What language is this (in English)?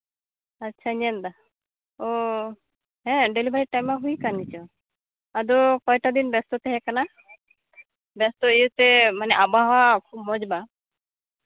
Santali